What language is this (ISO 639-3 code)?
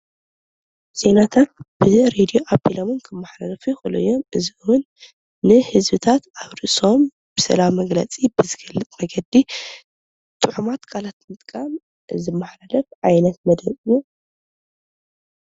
tir